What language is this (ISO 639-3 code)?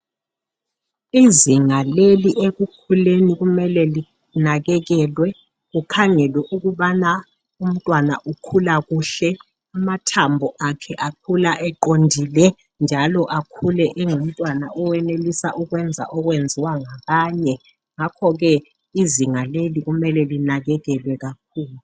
nde